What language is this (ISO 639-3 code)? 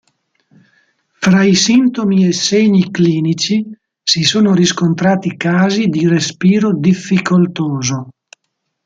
ita